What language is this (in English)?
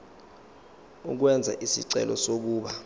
Zulu